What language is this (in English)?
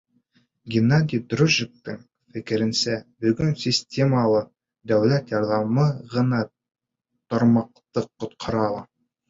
Bashkir